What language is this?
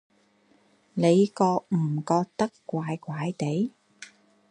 Cantonese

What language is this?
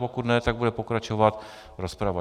Czech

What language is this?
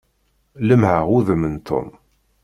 Kabyle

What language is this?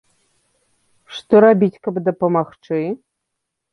Belarusian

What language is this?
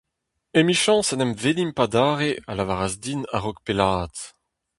Breton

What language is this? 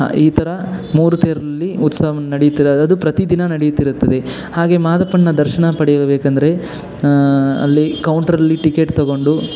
Kannada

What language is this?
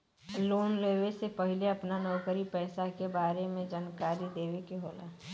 Bhojpuri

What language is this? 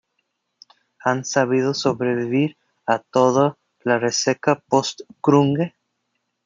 Spanish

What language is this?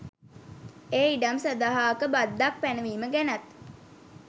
Sinhala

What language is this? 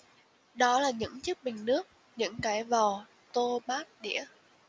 Vietnamese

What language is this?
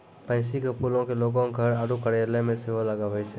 Maithili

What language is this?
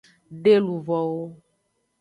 Aja (Benin)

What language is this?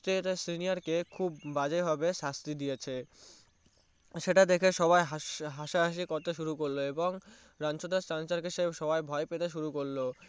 Bangla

